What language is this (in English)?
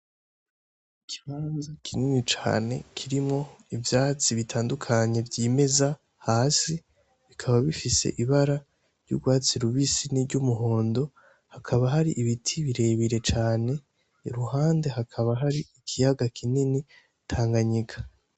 Rundi